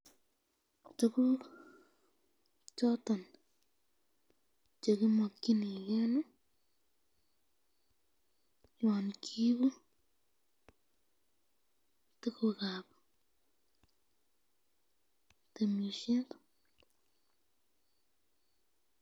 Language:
Kalenjin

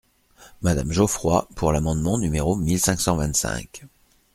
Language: French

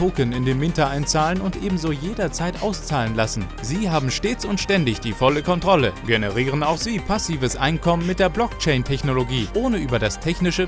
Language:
German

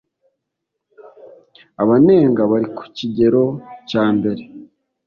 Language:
Kinyarwanda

